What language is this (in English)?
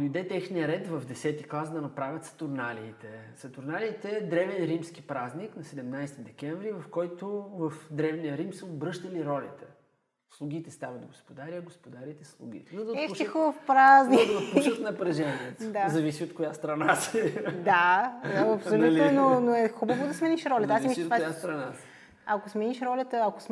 Bulgarian